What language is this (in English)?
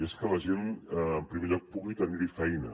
Catalan